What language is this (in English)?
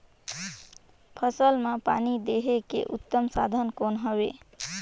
Chhattisgarhi